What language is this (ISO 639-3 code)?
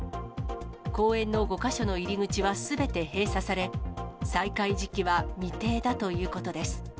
jpn